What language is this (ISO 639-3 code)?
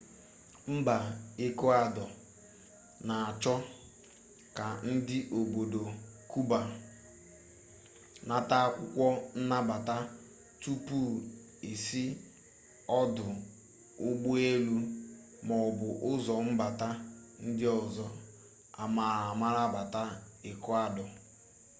ibo